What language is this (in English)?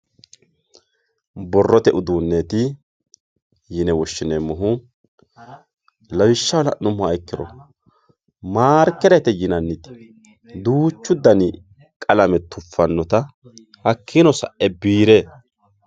Sidamo